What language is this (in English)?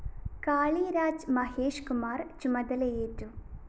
Malayalam